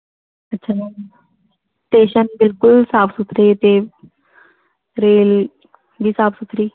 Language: Punjabi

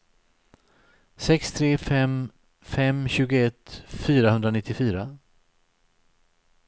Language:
Swedish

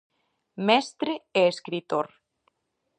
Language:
Galician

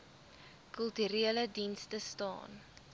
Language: Afrikaans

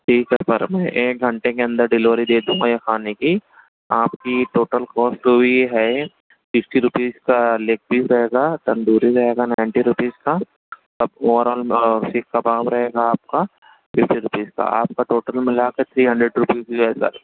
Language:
Urdu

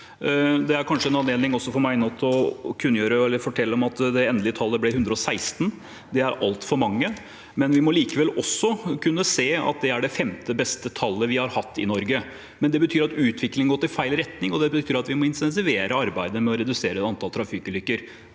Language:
Norwegian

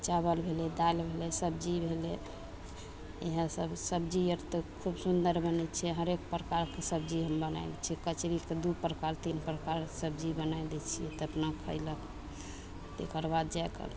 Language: Maithili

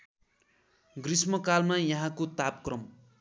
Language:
Nepali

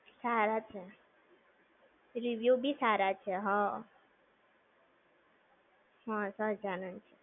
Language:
Gujarati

